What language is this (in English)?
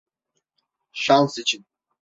Turkish